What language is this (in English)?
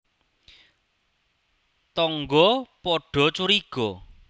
Javanese